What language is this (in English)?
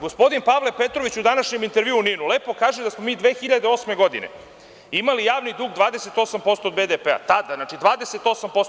Serbian